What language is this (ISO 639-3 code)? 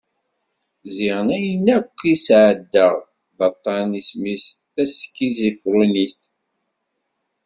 kab